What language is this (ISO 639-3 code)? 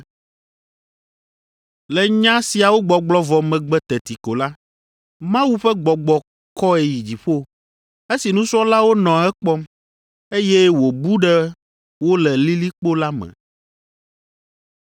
ewe